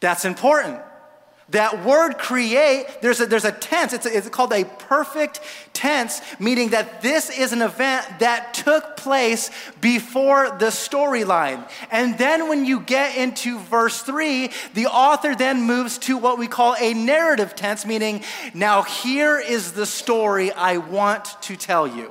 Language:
English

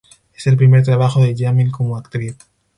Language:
Spanish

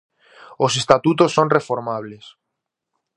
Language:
Galician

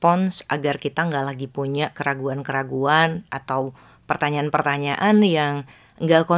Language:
Indonesian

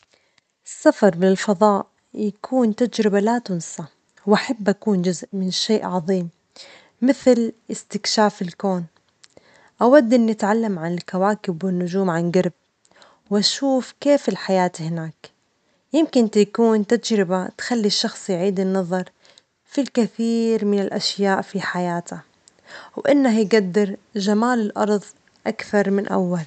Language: Omani Arabic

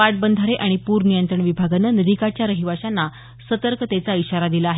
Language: Marathi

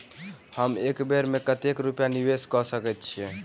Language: Maithili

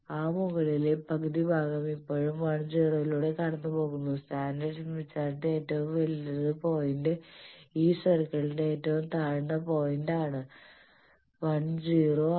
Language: Malayalam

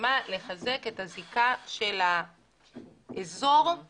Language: Hebrew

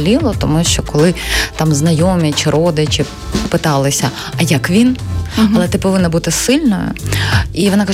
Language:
Ukrainian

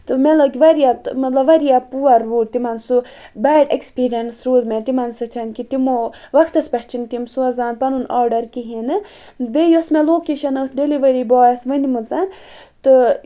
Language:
Kashmiri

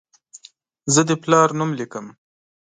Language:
Pashto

